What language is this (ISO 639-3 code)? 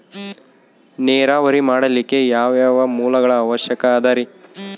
kan